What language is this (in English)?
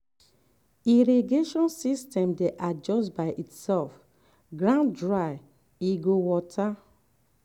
Nigerian Pidgin